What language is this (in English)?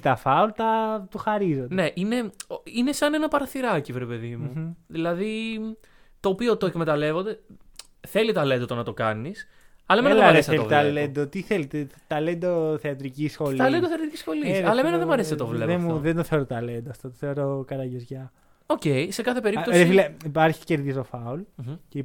Greek